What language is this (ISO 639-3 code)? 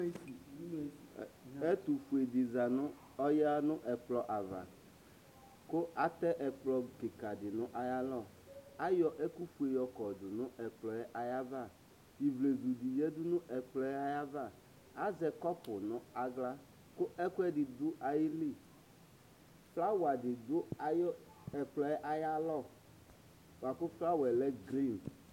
kpo